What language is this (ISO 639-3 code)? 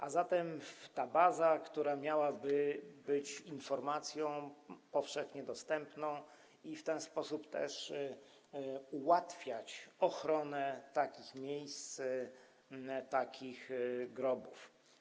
pol